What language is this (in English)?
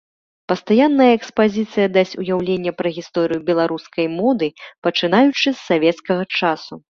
Belarusian